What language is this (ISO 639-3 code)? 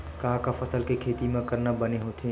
hne